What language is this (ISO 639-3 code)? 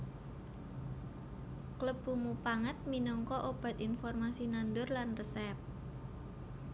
jav